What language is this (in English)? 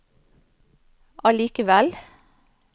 Norwegian